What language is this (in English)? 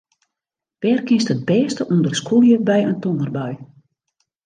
Western Frisian